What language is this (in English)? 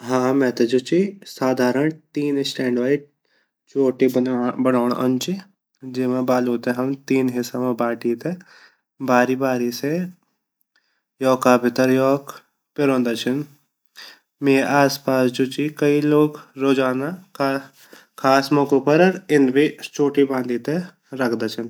Garhwali